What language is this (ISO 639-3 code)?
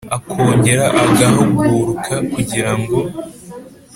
kin